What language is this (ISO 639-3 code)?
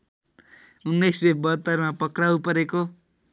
nep